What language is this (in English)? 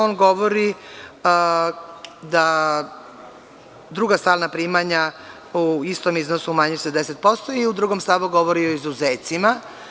Serbian